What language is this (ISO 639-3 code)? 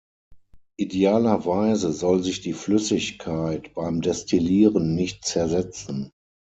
deu